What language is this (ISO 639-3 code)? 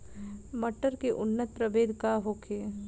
bho